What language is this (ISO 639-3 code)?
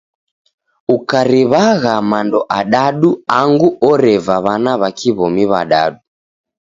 dav